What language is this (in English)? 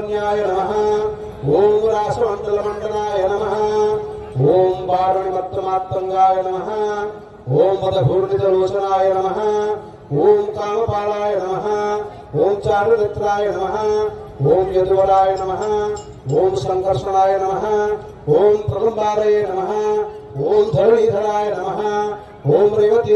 Indonesian